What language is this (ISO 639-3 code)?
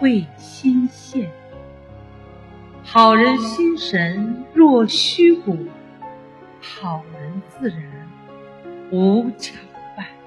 zho